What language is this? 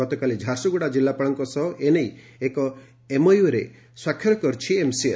Odia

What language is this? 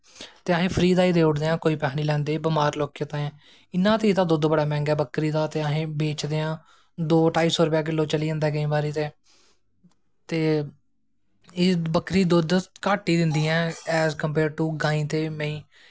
Dogri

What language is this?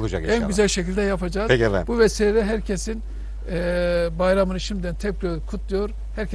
Turkish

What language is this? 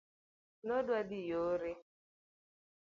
Luo (Kenya and Tanzania)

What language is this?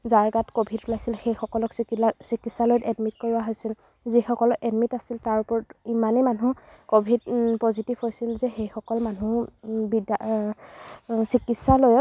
Assamese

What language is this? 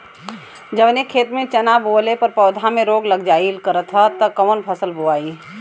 Bhojpuri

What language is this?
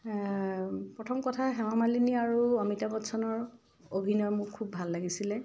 Assamese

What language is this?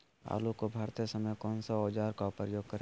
Magahi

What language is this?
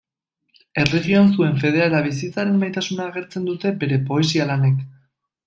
Basque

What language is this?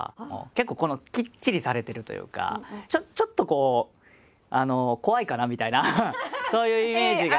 Japanese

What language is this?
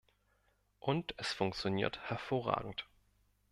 German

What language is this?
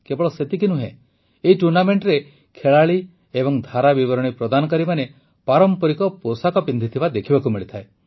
Odia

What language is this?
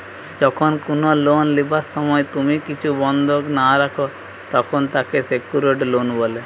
Bangla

